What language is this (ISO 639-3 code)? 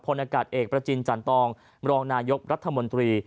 tha